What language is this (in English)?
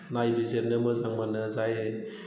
Bodo